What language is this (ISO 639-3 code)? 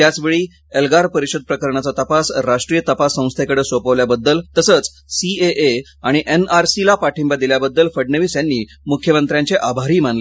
mar